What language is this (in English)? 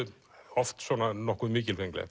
Icelandic